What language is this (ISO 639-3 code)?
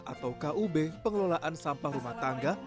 ind